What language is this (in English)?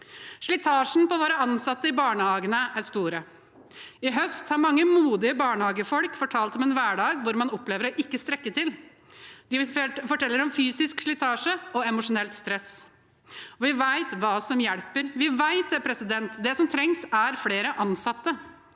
Norwegian